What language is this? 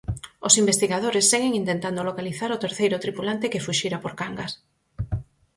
Galician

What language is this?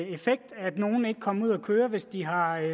Danish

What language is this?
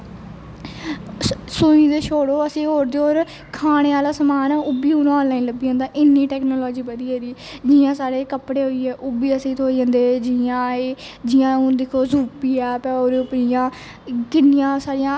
Dogri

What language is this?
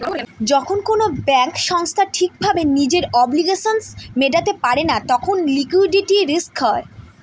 Bangla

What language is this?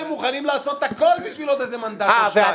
Hebrew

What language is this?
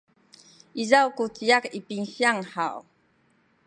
Sakizaya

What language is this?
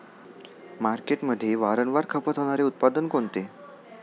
Marathi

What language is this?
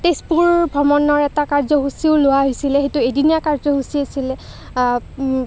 Assamese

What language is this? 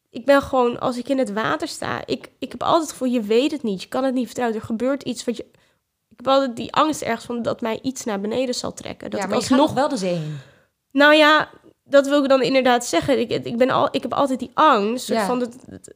Dutch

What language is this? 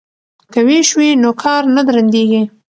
Pashto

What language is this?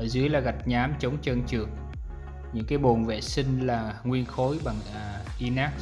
Vietnamese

